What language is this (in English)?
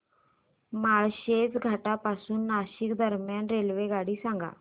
Marathi